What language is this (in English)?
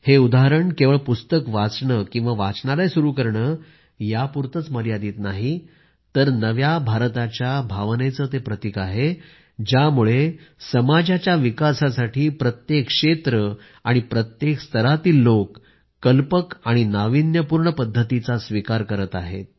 Marathi